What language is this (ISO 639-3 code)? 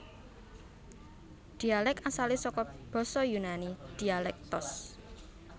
jav